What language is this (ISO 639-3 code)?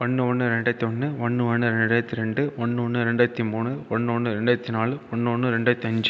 tam